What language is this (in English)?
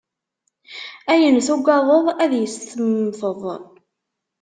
Kabyle